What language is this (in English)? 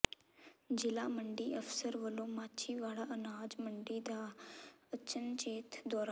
Punjabi